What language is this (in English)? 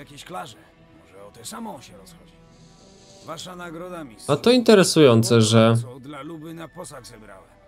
Polish